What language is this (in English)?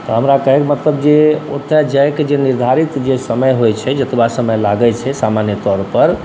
Maithili